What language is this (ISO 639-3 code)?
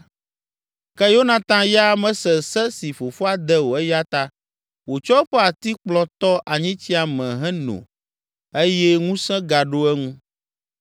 ewe